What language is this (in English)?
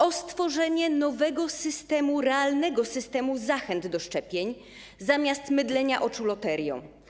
Polish